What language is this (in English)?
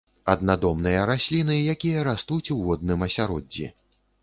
Belarusian